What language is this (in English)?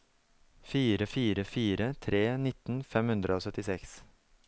Norwegian